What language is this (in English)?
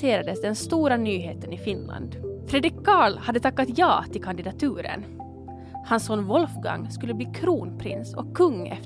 Swedish